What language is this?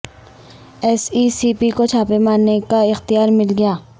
Urdu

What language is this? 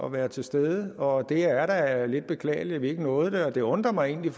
Danish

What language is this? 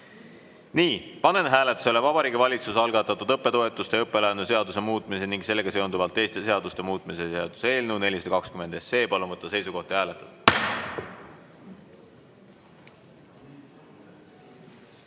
Estonian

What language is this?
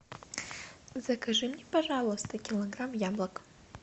Russian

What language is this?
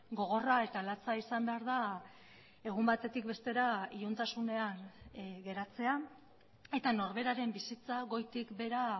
Basque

